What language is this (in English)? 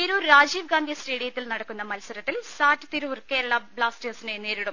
Malayalam